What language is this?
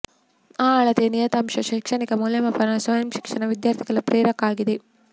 Kannada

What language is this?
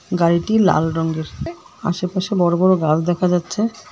Bangla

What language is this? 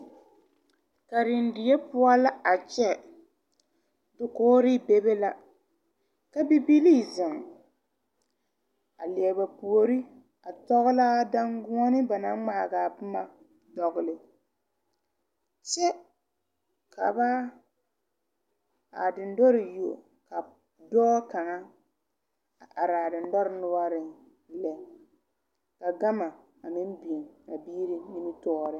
Southern Dagaare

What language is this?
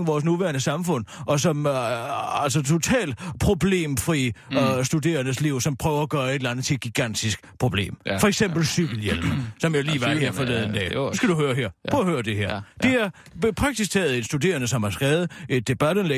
Danish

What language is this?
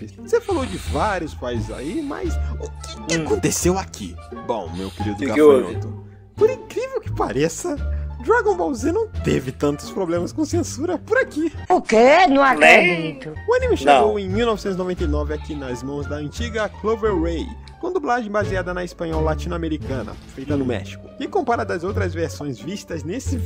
Portuguese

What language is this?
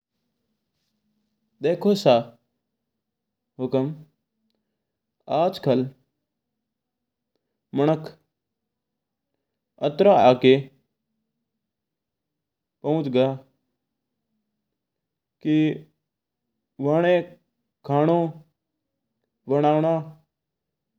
Mewari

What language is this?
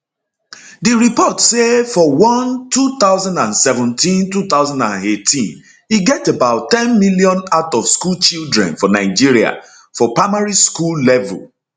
Nigerian Pidgin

